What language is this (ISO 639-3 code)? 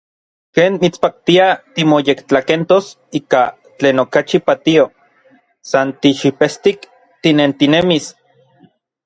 nlv